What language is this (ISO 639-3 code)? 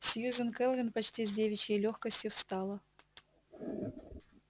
rus